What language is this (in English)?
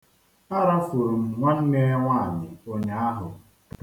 Igbo